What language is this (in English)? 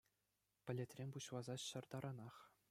Chuvash